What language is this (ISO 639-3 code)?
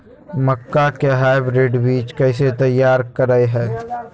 mag